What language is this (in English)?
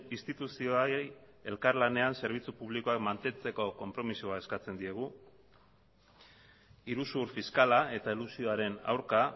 Basque